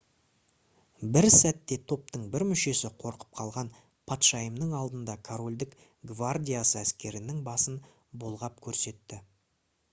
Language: Kazakh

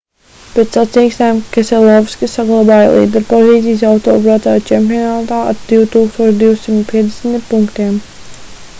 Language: Latvian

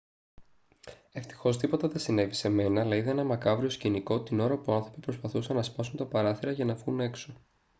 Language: Greek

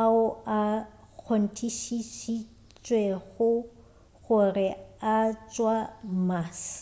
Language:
Northern Sotho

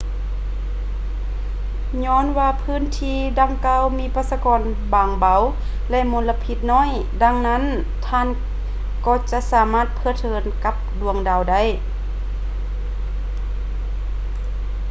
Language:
Lao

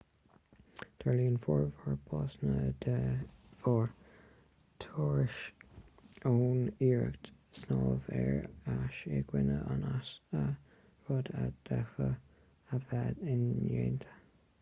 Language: Irish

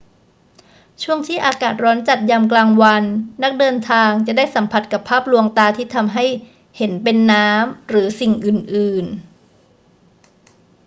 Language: Thai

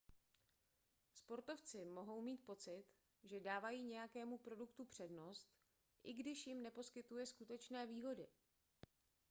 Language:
Czech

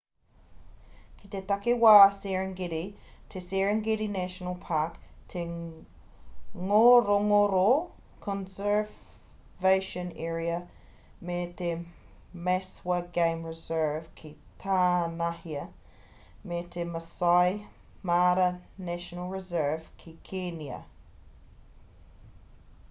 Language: Māori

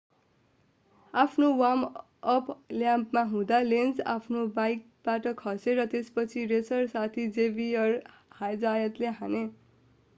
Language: Nepali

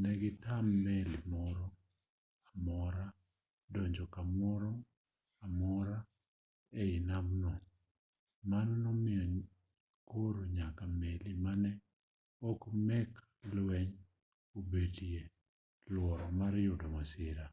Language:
Luo (Kenya and Tanzania)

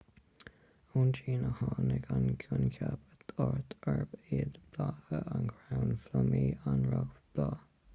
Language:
Irish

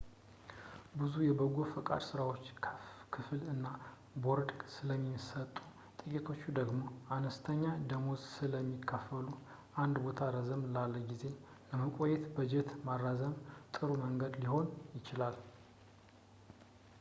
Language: Amharic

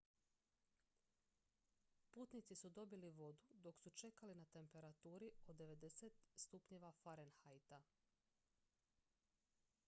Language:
Croatian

